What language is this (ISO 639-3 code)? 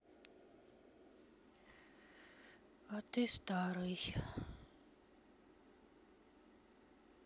rus